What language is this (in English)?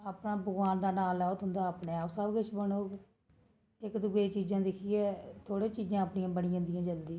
Dogri